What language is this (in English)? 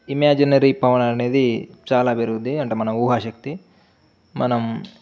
Telugu